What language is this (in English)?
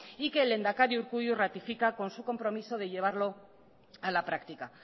Spanish